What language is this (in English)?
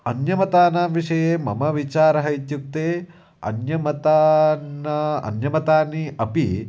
Sanskrit